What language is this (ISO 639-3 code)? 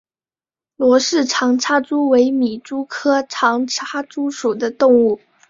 zho